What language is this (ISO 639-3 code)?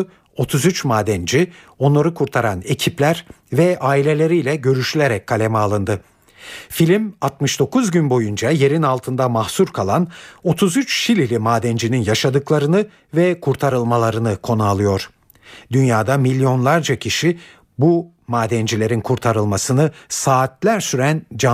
tur